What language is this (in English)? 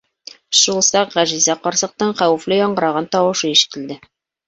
Bashkir